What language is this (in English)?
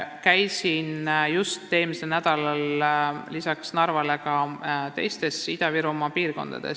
Estonian